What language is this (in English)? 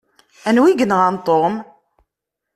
Kabyle